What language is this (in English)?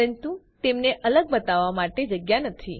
Gujarati